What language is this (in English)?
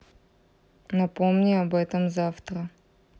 Russian